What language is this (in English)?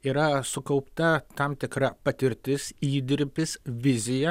Lithuanian